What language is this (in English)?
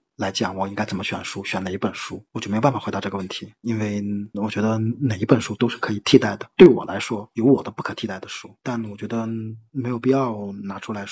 Chinese